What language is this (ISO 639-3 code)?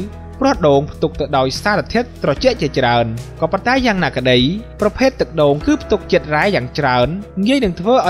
vie